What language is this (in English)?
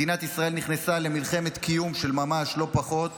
Hebrew